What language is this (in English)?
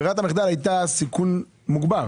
Hebrew